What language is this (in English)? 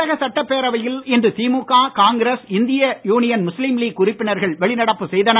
Tamil